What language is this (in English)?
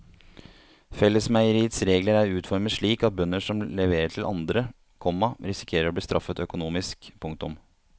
Norwegian